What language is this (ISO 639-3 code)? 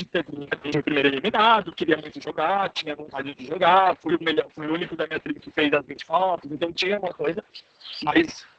por